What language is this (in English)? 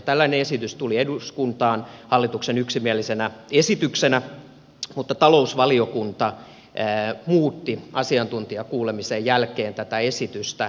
Finnish